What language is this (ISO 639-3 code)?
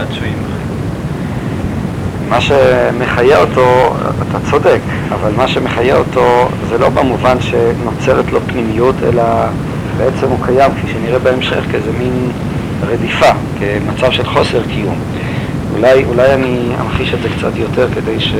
heb